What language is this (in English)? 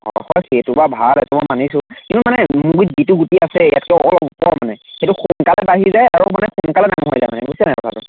Assamese